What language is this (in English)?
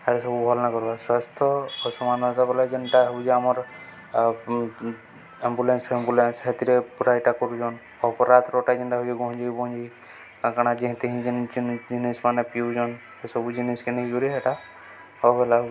Odia